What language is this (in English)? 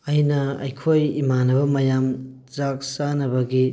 Manipuri